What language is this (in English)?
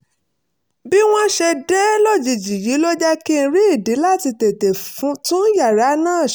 Yoruba